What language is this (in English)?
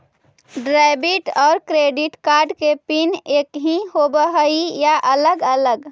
Magahi